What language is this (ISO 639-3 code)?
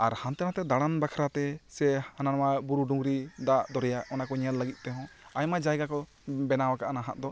sat